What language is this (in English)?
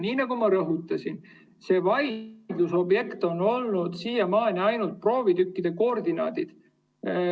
Estonian